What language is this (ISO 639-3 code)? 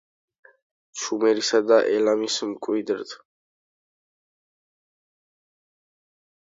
kat